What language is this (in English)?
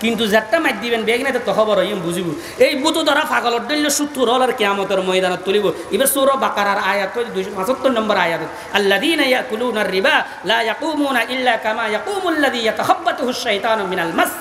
Indonesian